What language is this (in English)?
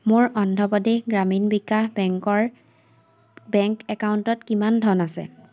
Assamese